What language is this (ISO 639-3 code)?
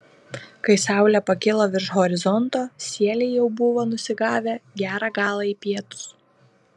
lit